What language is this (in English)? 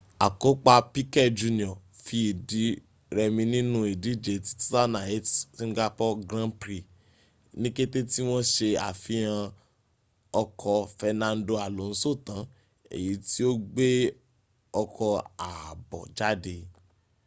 Yoruba